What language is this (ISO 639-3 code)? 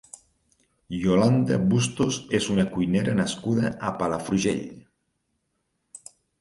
cat